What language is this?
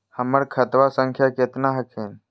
Magahi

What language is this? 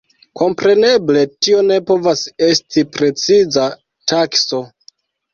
Esperanto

